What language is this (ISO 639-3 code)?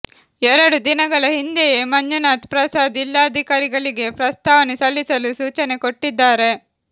kan